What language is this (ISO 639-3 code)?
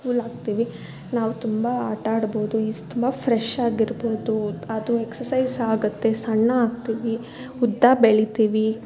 kan